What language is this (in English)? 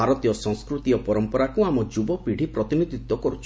Odia